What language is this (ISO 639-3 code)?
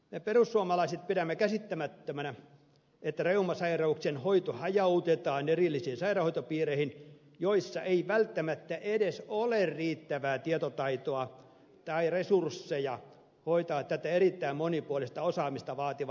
fin